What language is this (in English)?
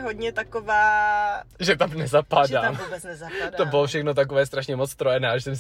Czech